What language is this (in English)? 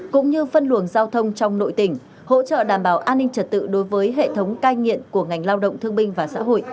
Vietnamese